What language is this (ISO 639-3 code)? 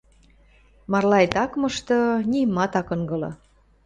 mrj